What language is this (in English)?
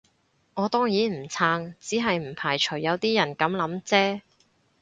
Cantonese